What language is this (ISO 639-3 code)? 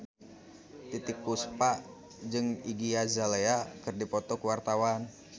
sun